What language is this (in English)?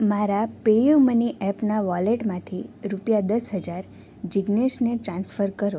Gujarati